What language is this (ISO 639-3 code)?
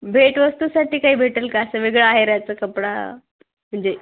mar